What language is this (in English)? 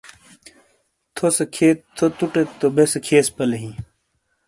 Shina